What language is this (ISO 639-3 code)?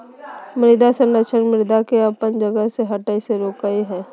mag